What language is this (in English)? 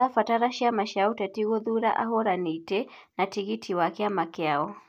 Kikuyu